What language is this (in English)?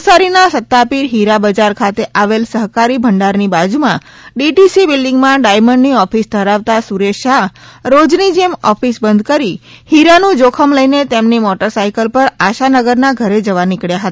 Gujarati